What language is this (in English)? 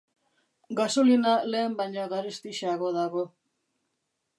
Basque